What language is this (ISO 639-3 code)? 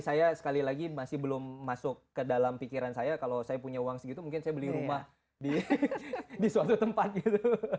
ind